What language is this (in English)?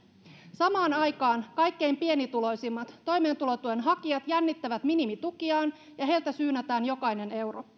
Finnish